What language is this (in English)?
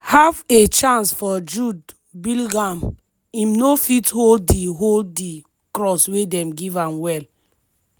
Nigerian Pidgin